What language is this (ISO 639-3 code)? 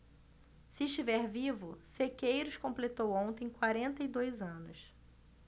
por